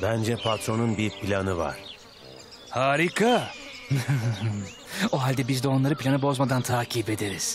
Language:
Turkish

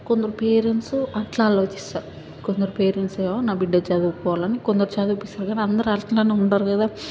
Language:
Telugu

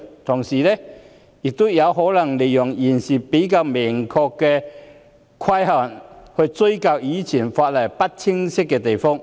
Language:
Cantonese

